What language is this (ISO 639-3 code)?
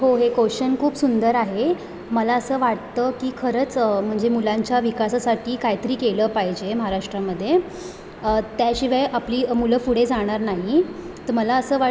mar